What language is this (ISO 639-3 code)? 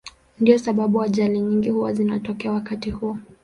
swa